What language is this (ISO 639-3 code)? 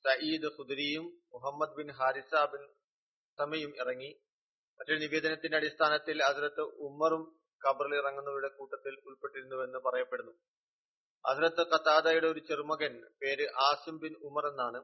mal